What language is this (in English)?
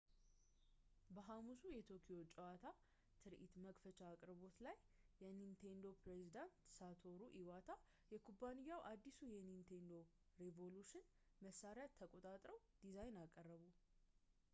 Amharic